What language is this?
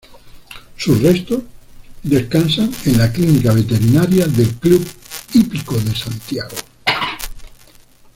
Spanish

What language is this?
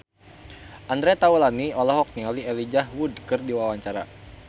Sundanese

